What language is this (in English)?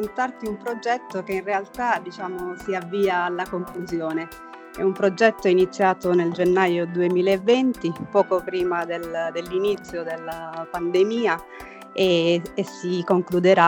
Italian